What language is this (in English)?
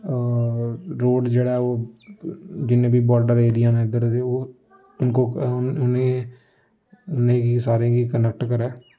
Dogri